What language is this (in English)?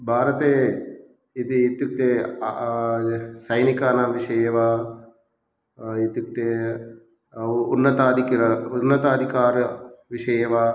Sanskrit